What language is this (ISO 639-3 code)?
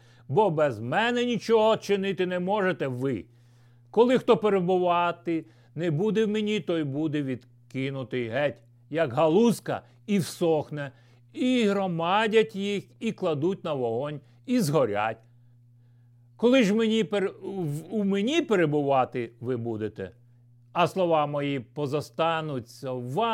ukr